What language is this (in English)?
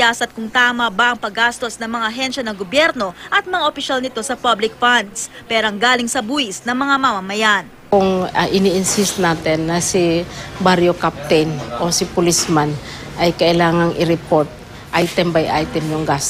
Filipino